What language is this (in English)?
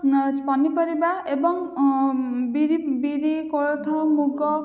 Odia